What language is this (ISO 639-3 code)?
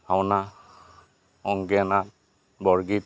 asm